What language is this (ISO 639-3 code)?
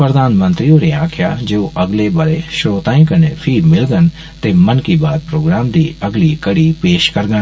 doi